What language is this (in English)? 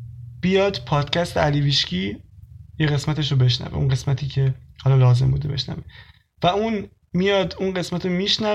Persian